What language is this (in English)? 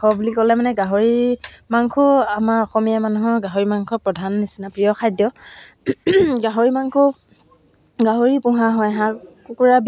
Assamese